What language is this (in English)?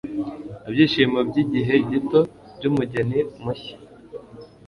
Kinyarwanda